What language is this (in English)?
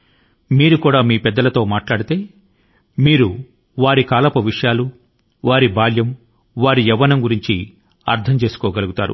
Telugu